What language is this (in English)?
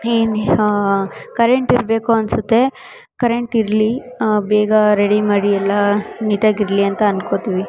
Kannada